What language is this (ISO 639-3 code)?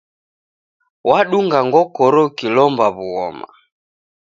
dav